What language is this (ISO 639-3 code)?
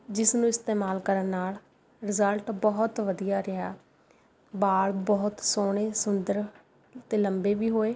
pan